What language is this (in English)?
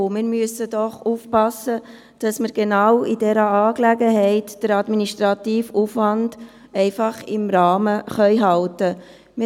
Swiss German